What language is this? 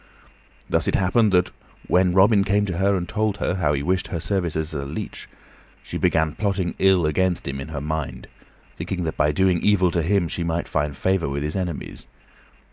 English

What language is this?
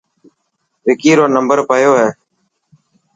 Dhatki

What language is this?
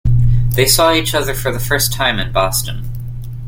English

